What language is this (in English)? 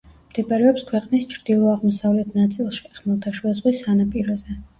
Georgian